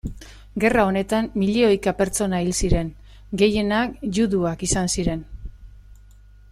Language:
Basque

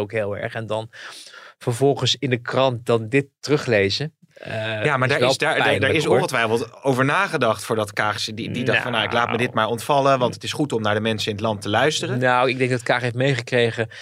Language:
Dutch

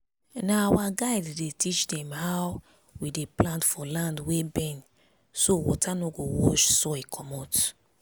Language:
Nigerian Pidgin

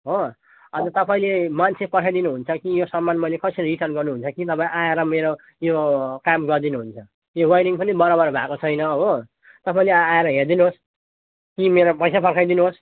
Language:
Nepali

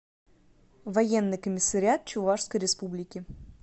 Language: Russian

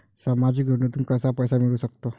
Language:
Marathi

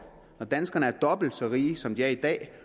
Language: Danish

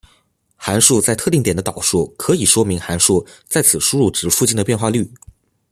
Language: Chinese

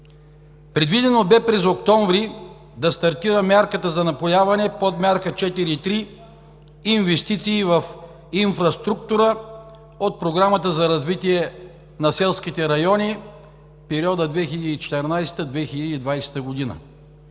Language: Bulgarian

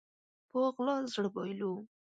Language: Pashto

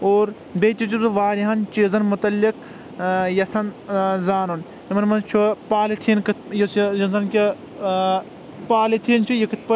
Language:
Kashmiri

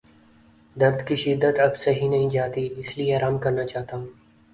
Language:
Urdu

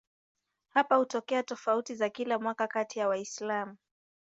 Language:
Swahili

